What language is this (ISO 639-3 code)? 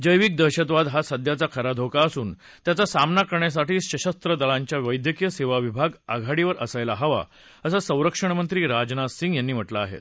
mar